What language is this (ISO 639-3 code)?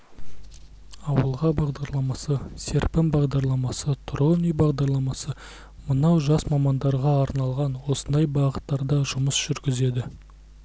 kaz